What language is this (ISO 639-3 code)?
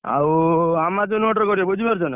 ori